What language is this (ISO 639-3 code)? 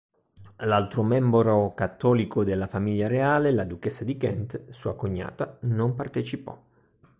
ita